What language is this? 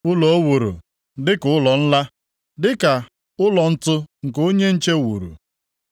Igbo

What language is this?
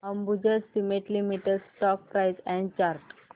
Marathi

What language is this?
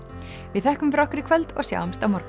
Icelandic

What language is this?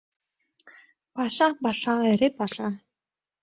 Mari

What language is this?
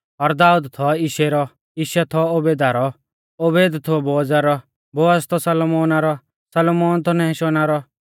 Mahasu Pahari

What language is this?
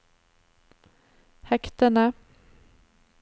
Norwegian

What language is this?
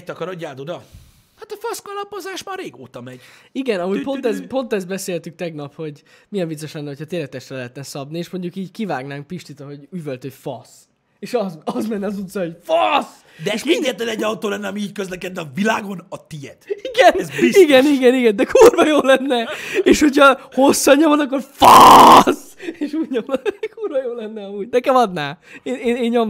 Hungarian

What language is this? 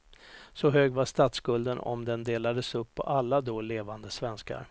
Swedish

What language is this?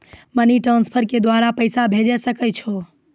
Maithili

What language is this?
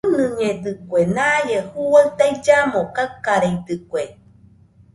Nüpode Huitoto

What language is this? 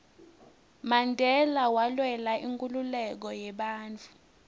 Swati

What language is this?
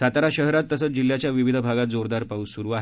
Marathi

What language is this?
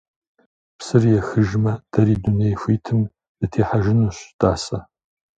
Kabardian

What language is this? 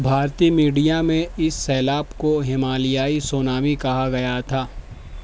Urdu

